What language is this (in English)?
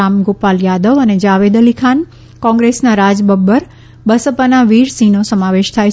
Gujarati